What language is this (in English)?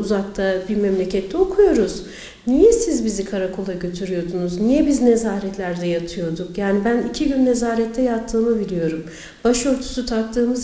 Turkish